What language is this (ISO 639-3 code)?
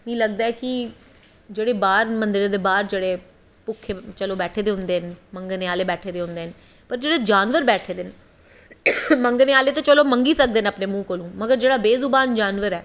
doi